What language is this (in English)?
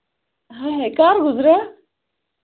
Kashmiri